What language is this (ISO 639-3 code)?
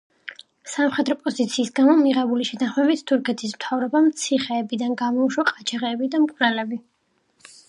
kat